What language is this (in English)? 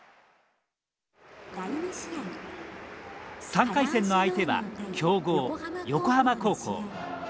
Japanese